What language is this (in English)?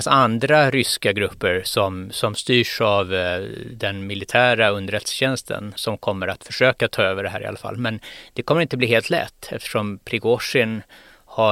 Swedish